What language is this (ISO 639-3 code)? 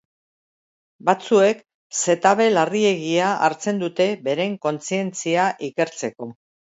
eus